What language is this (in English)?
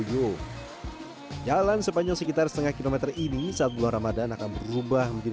Indonesian